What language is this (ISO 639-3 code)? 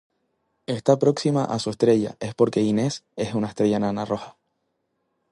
spa